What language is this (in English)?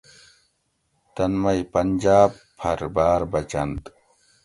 Gawri